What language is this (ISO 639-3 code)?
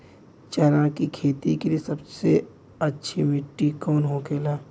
bho